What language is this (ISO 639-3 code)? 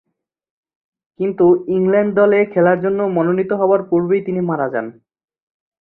ben